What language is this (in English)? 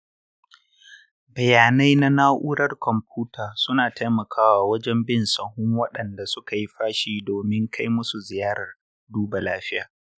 Hausa